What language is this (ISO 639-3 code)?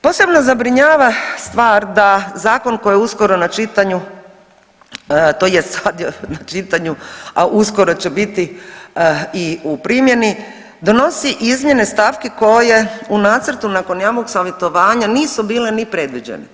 hrv